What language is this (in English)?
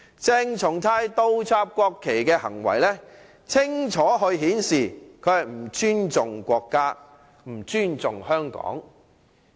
Cantonese